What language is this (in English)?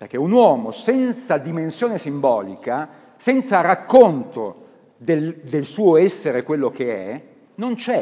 Italian